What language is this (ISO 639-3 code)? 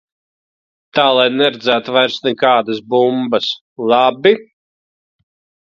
lav